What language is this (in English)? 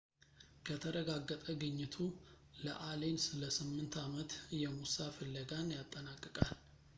Amharic